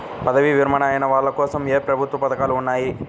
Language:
Telugu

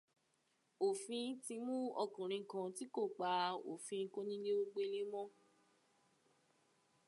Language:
Yoruba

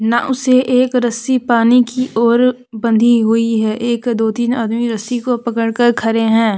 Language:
Hindi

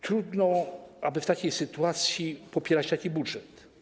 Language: Polish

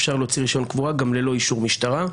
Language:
Hebrew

